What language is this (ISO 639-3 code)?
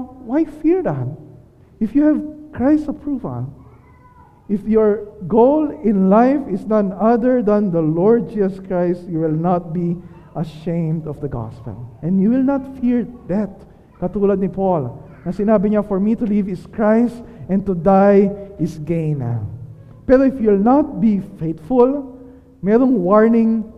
fil